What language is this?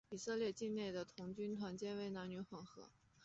Chinese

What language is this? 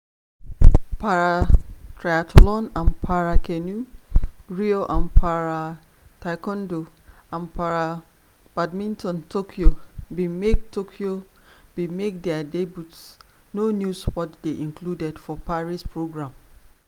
Nigerian Pidgin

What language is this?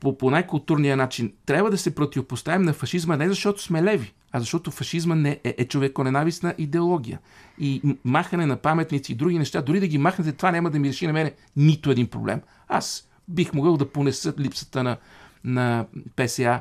Bulgarian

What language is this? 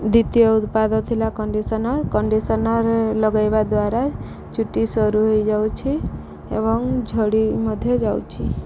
Odia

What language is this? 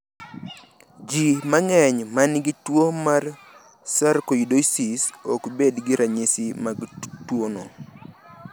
Luo (Kenya and Tanzania)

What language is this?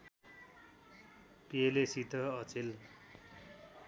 Nepali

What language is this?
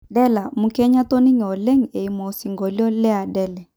Masai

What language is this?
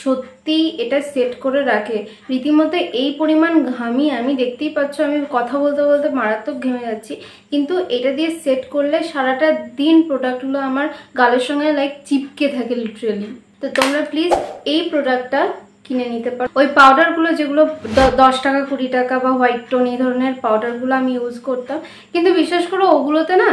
Bangla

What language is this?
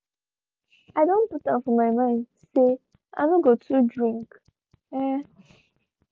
Nigerian Pidgin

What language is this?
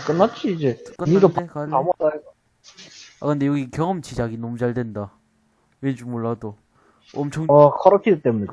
Korean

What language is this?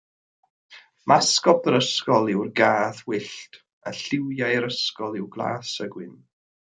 Welsh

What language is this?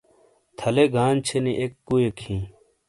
Shina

